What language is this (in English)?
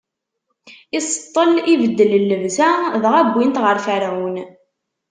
Kabyle